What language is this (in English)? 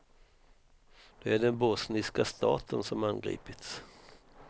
Swedish